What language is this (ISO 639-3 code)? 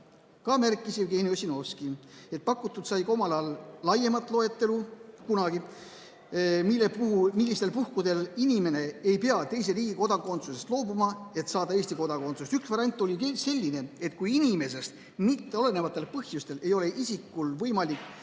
est